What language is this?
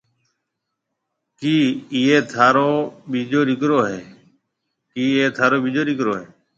Marwari (Pakistan)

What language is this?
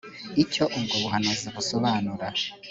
Kinyarwanda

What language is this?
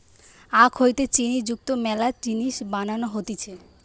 Bangla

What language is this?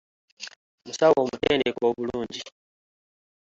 Ganda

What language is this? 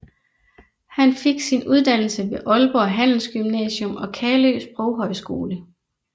Danish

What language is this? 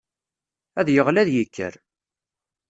Kabyle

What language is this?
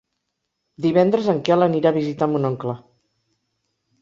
Catalan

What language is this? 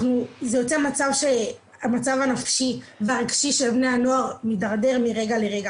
Hebrew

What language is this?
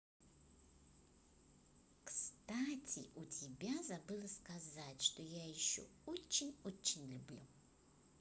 Russian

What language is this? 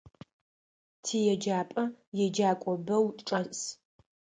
Adyghe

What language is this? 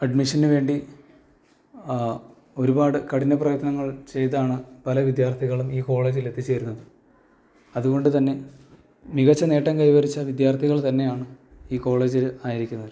Malayalam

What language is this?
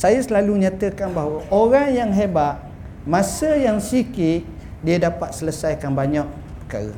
Malay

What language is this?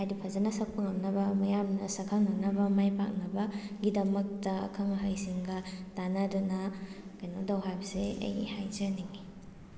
Manipuri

